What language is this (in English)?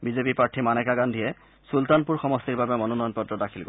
Assamese